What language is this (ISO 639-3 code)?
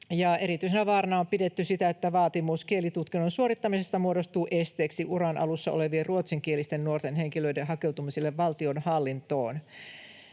fin